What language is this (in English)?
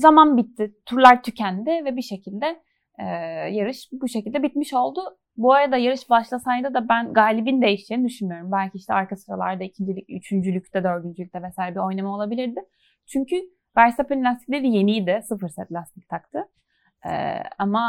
Turkish